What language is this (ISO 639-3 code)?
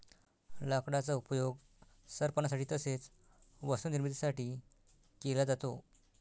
mar